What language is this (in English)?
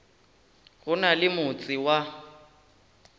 Northern Sotho